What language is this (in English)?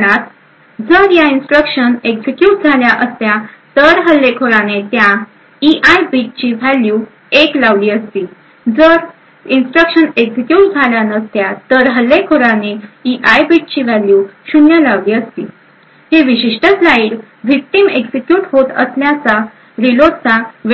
Marathi